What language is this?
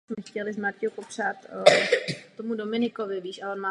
Czech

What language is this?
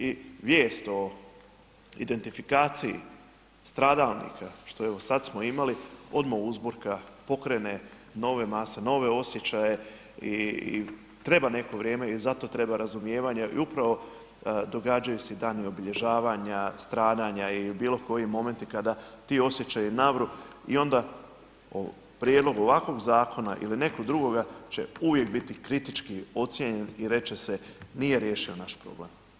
Croatian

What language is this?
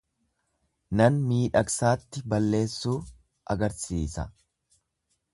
Oromo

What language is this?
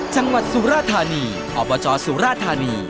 Thai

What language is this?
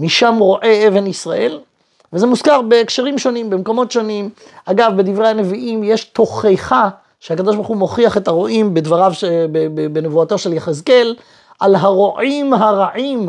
Hebrew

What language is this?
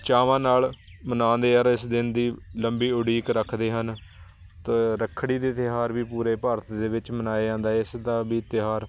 Punjabi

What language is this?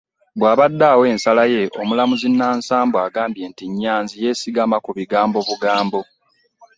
Ganda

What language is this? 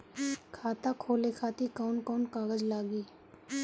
Bhojpuri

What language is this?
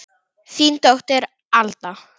Icelandic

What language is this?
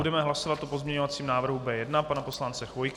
Czech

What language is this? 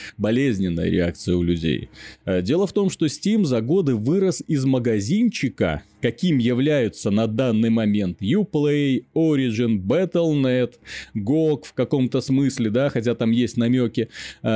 Russian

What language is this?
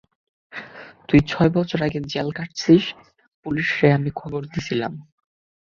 Bangla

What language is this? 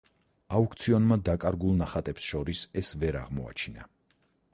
Georgian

